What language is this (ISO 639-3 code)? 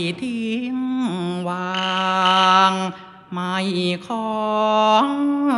tha